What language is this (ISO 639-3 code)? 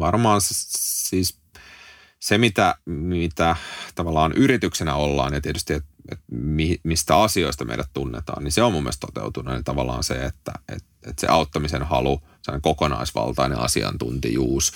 fin